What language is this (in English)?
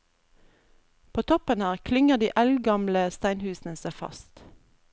Norwegian